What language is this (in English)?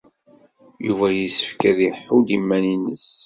Kabyle